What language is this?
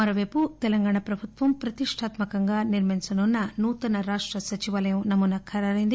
Telugu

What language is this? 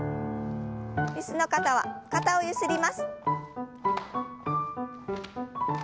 Japanese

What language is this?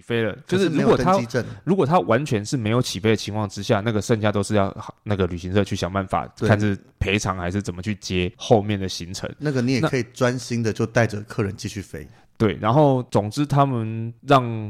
Chinese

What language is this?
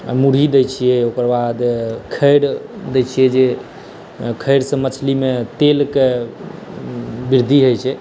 Maithili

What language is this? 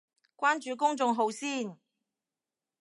Cantonese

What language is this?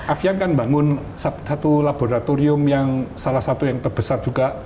Indonesian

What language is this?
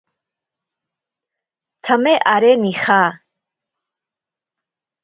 Ashéninka Perené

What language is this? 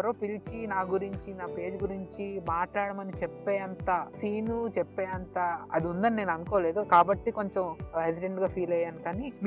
Telugu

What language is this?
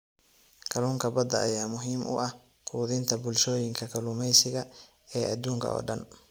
Somali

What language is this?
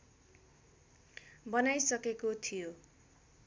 Nepali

